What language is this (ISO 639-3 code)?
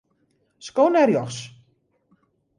fry